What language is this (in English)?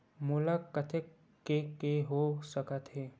Chhattisgarhi